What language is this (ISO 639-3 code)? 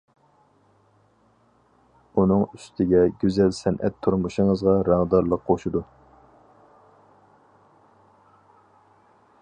uig